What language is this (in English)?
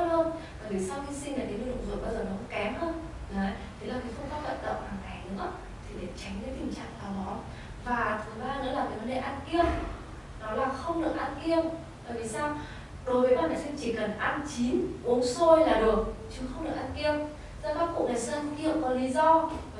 Vietnamese